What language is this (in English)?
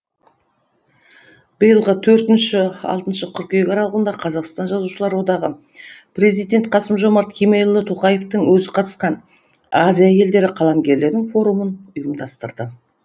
Kazakh